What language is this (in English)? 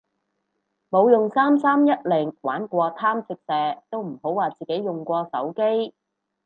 Cantonese